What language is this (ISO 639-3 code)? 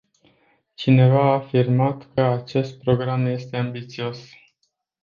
ron